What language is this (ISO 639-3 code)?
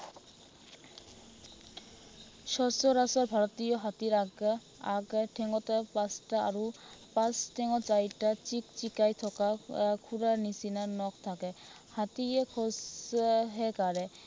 asm